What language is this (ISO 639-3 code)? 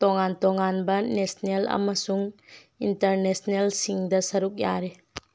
mni